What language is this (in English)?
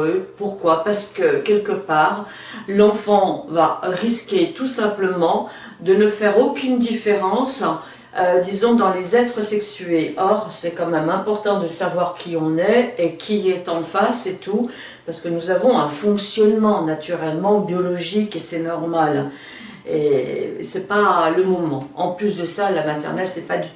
French